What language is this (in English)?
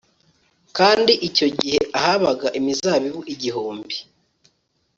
Kinyarwanda